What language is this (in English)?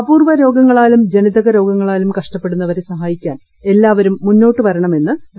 Malayalam